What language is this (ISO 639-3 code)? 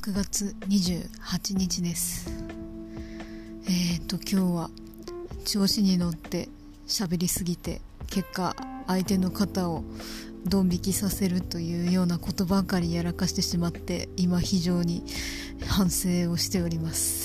jpn